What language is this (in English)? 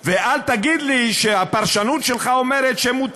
Hebrew